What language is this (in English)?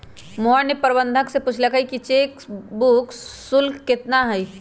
Magahi